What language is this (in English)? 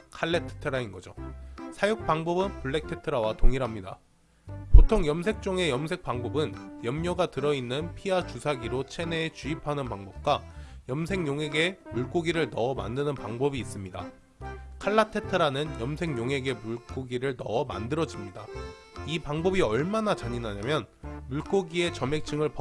Korean